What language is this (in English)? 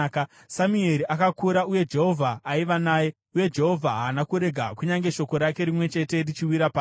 Shona